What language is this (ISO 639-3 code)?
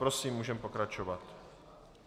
ces